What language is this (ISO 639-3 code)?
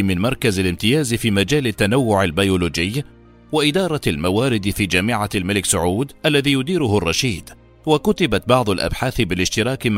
ara